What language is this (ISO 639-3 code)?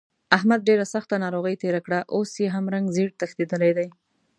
pus